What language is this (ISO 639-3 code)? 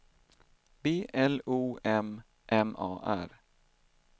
swe